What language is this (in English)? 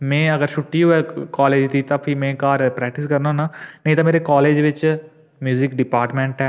Dogri